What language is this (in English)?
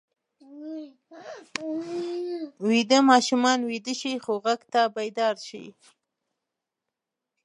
Pashto